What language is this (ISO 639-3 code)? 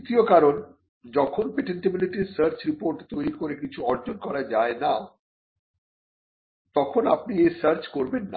ben